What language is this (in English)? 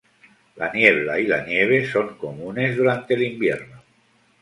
Spanish